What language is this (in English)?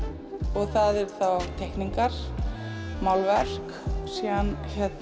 Icelandic